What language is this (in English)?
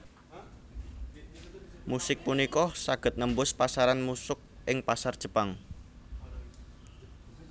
Javanese